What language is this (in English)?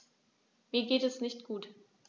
German